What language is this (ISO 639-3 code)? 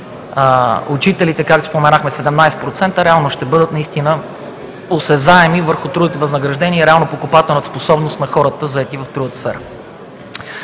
bul